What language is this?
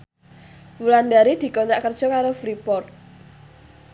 Javanese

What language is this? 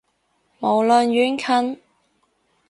Cantonese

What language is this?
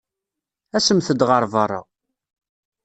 Kabyle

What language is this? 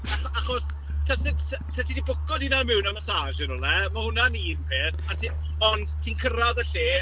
Welsh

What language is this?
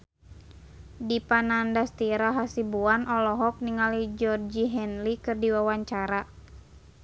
Sundanese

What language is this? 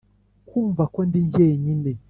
Kinyarwanda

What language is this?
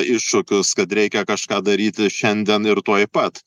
Lithuanian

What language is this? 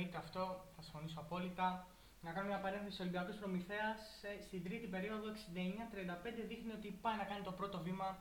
Greek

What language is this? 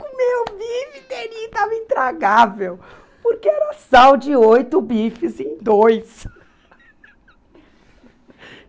Portuguese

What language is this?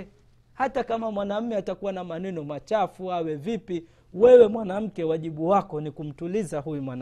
Swahili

